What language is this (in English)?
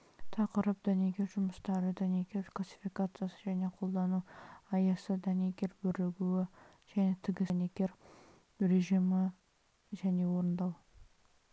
Kazakh